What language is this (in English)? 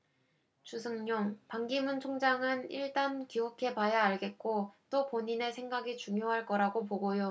Korean